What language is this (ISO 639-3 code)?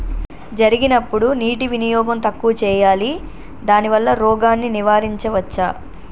tel